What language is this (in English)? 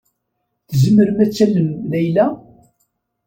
Kabyle